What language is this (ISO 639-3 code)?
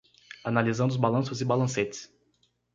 por